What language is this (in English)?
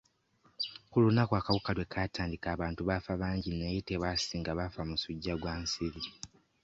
Ganda